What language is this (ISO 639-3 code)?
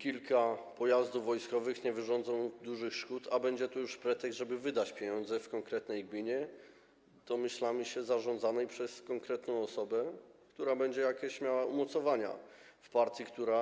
pol